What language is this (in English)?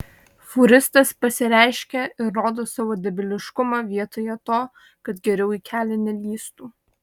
Lithuanian